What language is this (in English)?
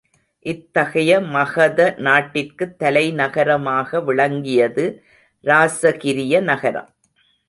Tamil